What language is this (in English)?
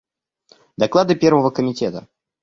Russian